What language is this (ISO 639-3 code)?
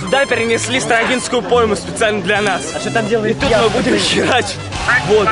rus